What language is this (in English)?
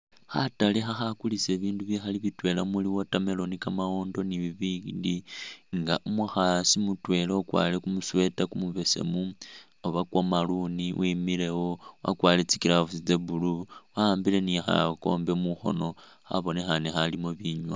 Masaaba